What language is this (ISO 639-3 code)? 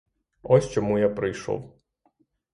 ukr